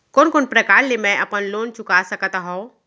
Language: Chhattisgarhi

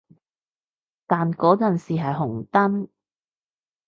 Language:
Cantonese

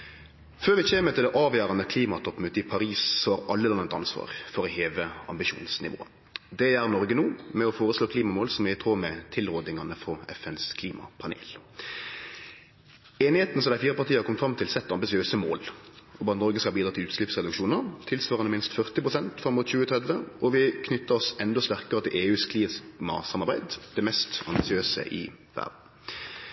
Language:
Norwegian Nynorsk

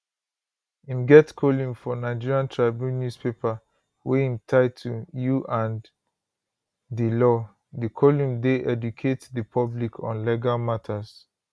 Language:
Nigerian Pidgin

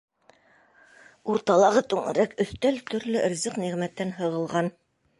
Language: Bashkir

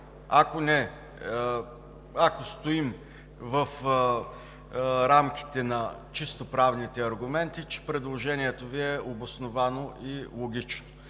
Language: Bulgarian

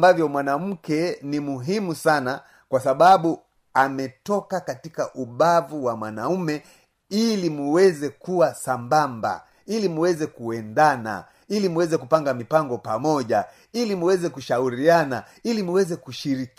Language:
Swahili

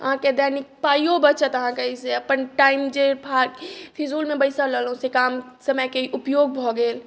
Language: Maithili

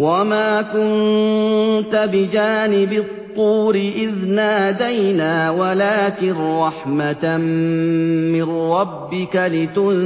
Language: Arabic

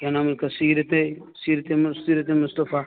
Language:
Urdu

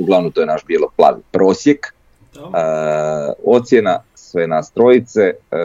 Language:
Croatian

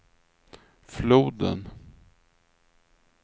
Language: Swedish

